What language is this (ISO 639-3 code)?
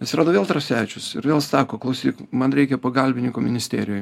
lit